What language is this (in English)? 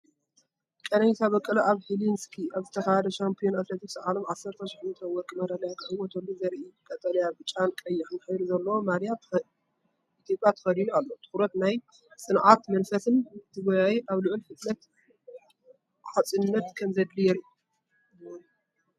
Tigrinya